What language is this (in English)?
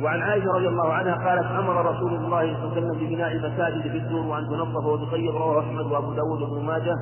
Arabic